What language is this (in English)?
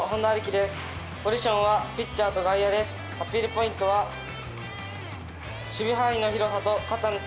Japanese